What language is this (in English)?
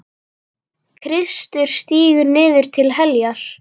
Icelandic